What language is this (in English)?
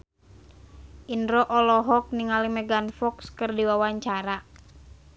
Sundanese